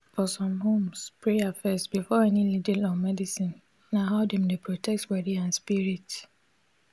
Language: Nigerian Pidgin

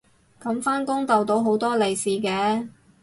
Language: Cantonese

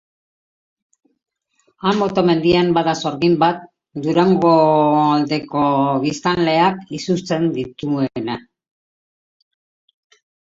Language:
Basque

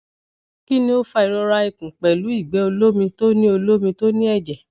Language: Yoruba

